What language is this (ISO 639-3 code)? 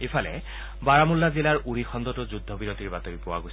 asm